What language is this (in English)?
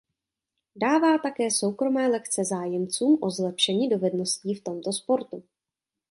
Czech